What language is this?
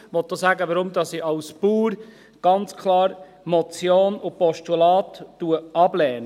Swiss German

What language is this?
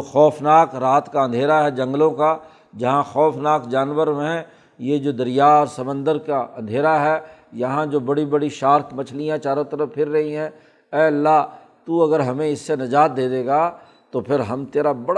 Urdu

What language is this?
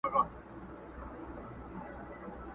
Pashto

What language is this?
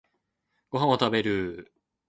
Japanese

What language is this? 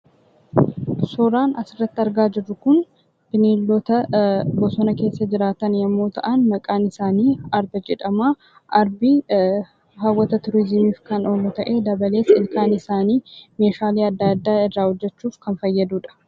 Oromo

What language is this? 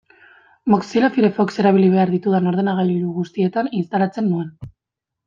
Basque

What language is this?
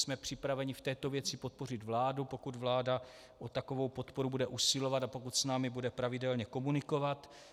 Czech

